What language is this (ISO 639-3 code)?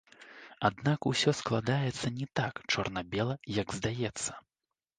bel